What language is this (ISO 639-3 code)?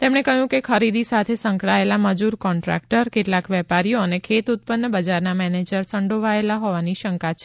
guj